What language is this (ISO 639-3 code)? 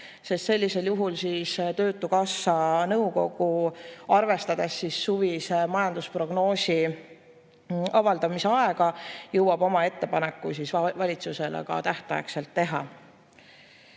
est